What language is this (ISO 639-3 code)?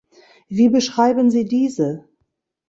deu